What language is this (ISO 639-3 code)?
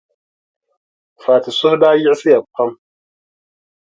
dag